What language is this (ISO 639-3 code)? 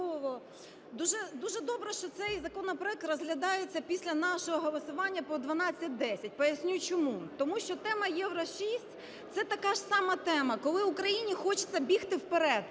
ukr